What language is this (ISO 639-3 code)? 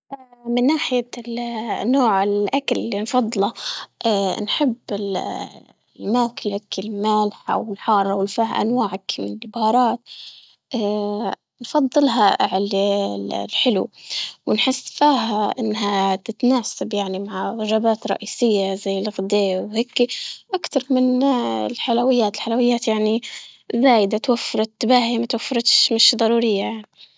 ayl